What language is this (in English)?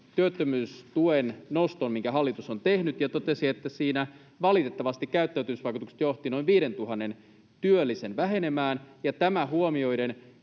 Finnish